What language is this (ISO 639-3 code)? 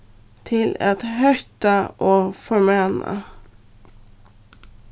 fao